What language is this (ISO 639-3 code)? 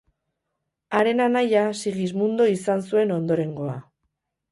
eus